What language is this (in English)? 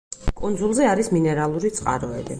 Georgian